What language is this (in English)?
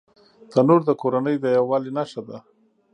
Pashto